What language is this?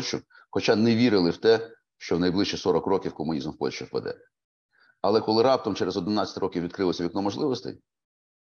Ukrainian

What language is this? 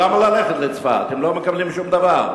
Hebrew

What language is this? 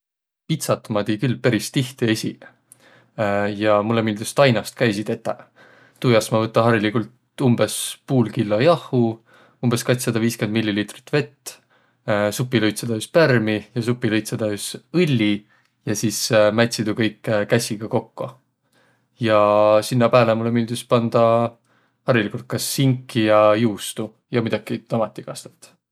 Võro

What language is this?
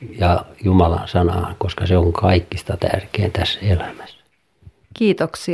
Finnish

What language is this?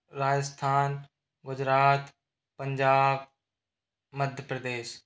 Hindi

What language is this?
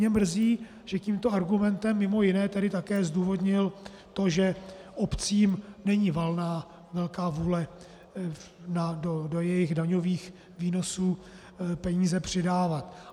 Czech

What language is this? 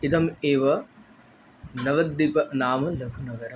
Sanskrit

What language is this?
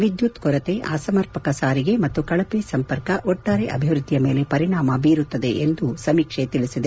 Kannada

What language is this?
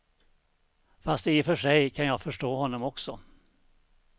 Swedish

